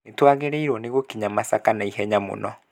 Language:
Kikuyu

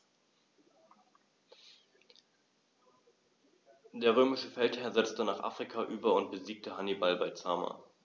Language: German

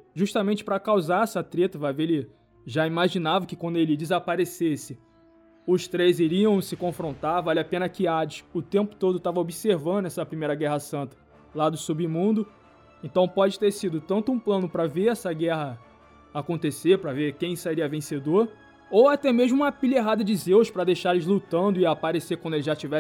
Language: Portuguese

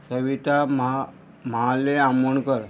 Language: Konkani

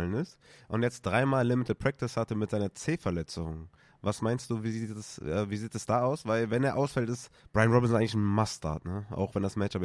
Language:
German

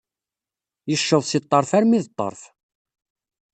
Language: Kabyle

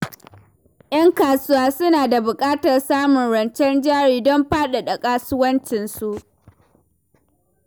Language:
Hausa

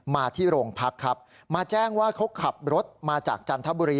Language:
Thai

